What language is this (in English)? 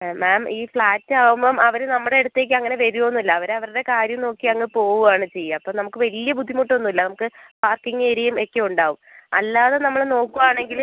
Malayalam